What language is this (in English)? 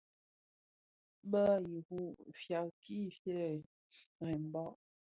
Bafia